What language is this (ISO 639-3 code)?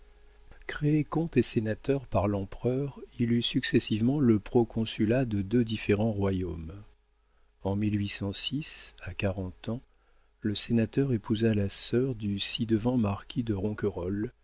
fra